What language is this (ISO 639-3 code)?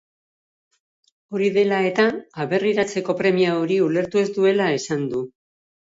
eus